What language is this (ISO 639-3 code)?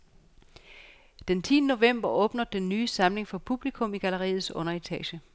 dan